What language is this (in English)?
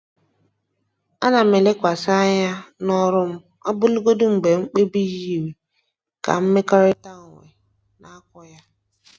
Igbo